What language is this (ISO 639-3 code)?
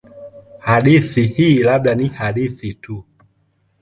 swa